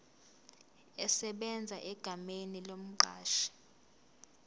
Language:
Zulu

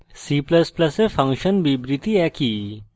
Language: Bangla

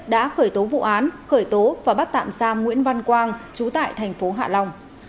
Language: Vietnamese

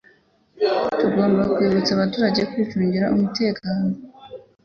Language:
Kinyarwanda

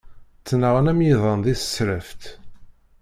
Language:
Kabyle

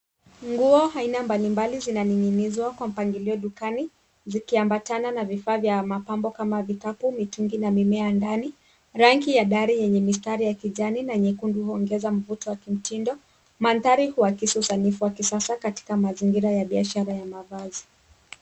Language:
Swahili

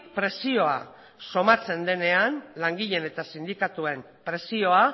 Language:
Basque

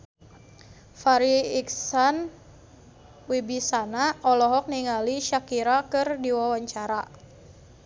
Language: Sundanese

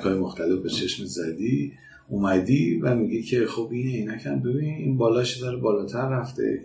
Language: Persian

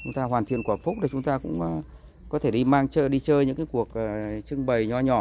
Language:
Vietnamese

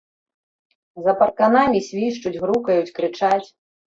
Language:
Belarusian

